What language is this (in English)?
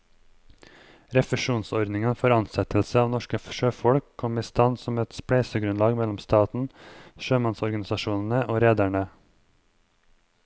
Norwegian